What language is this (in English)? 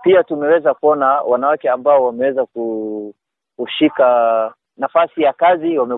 Swahili